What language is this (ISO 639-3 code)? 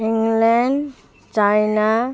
nep